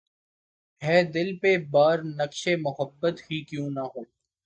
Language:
Urdu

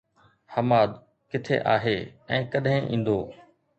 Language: Sindhi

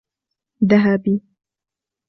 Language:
Arabic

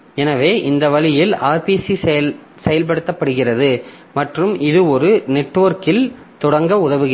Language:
Tamil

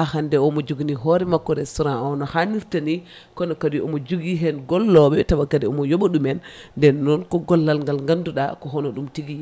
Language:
Fula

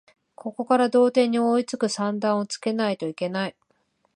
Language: Japanese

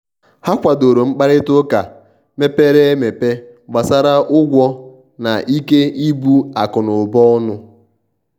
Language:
Igbo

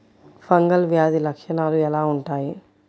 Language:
Telugu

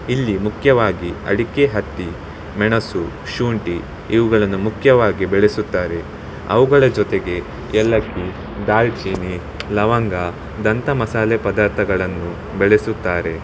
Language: Kannada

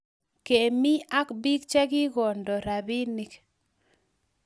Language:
Kalenjin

